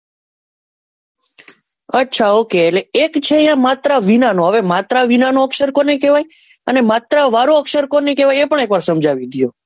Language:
Gujarati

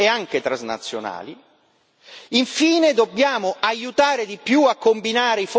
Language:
Italian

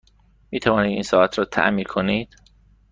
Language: Persian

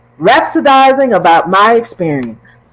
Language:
English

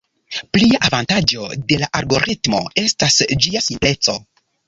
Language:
Esperanto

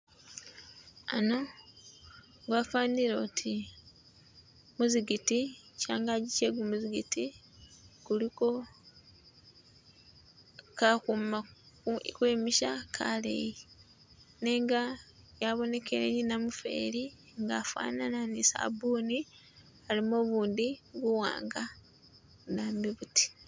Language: Masaaba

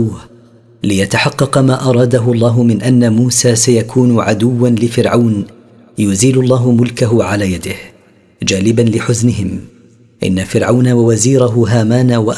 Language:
Arabic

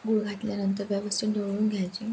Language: Marathi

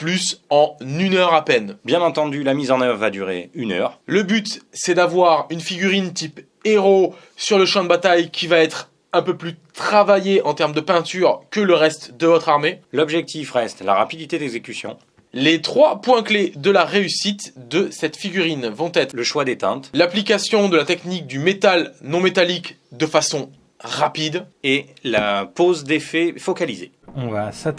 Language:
French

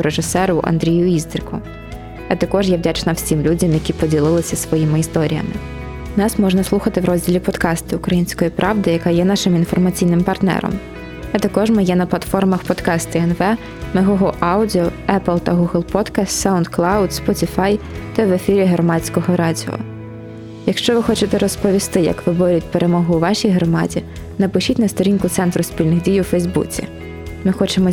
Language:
Ukrainian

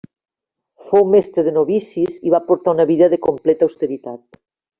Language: Catalan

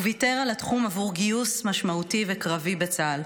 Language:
Hebrew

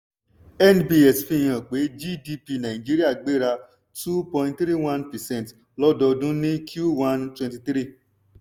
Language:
Yoruba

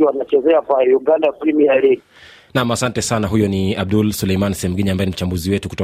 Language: Swahili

